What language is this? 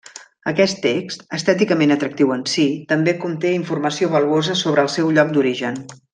Catalan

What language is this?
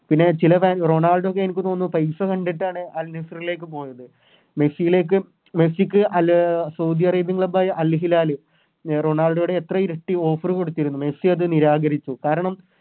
Malayalam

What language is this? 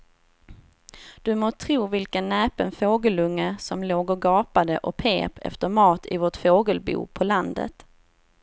Swedish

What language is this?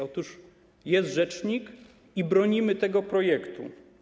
Polish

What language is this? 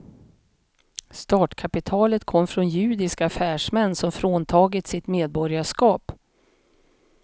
Swedish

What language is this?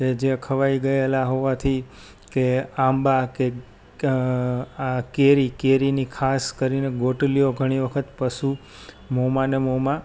Gujarati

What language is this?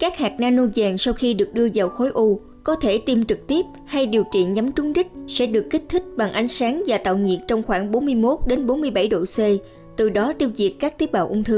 Vietnamese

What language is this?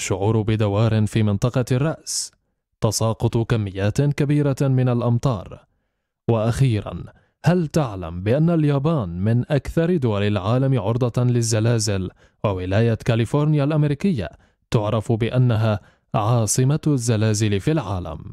Arabic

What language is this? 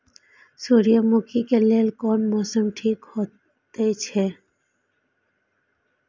Maithili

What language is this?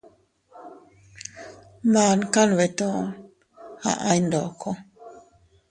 Teutila Cuicatec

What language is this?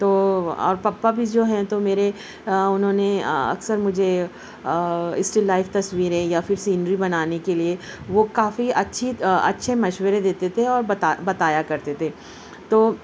Urdu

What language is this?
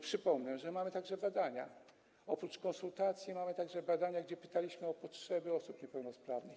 Polish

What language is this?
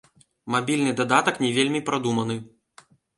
Belarusian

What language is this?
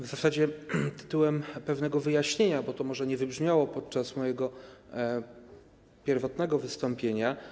Polish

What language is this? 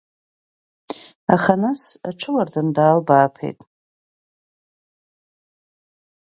Abkhazian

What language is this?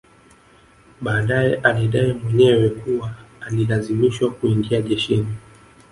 Swahili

